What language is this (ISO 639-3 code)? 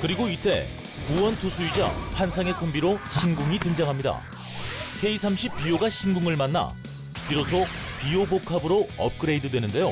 kor